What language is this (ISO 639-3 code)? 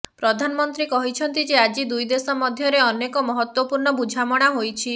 ori